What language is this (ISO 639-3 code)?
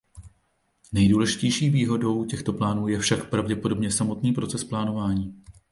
ces